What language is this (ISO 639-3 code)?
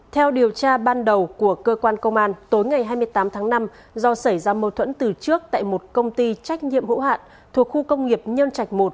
vie